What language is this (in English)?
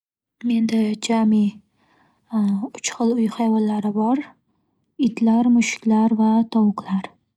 Uzbek